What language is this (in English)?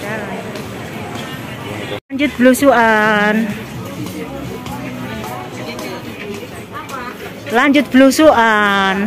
Indonesian